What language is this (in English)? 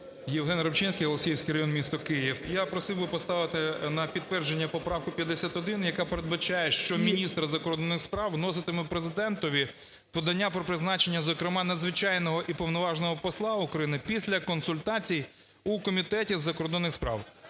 Ukrainian